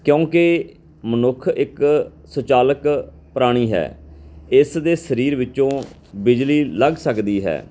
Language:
Punjabi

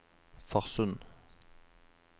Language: Norwegian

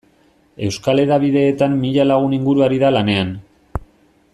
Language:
Basque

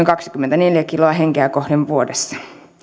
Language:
Finnish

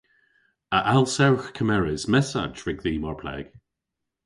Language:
Cornish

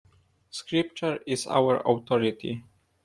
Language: English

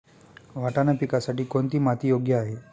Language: Marathi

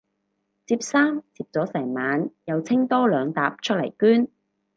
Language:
Cantonese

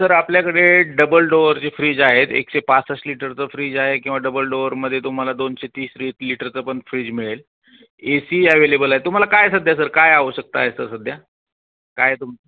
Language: Marathi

